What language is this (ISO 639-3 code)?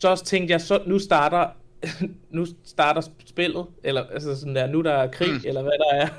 dan